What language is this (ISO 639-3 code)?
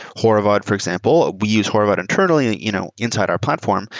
eng